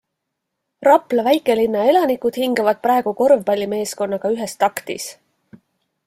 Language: Estonian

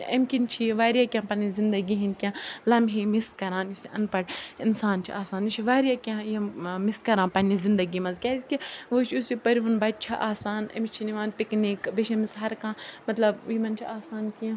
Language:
Kashmiri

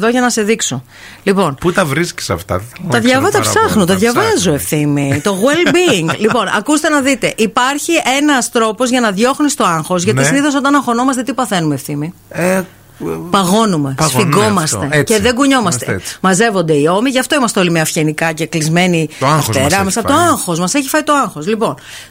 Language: Greek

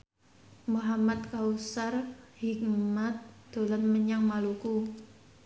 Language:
Javanese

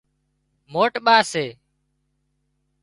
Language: Wadiyara Koli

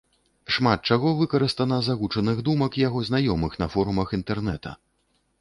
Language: Belarusian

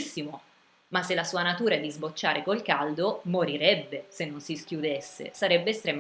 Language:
Italian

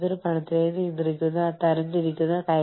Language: Malayalam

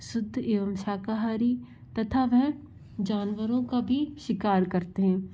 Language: Hindi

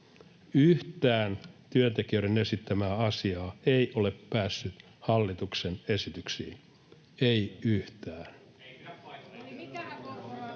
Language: Finnish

